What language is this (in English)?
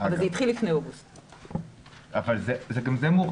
Hebrew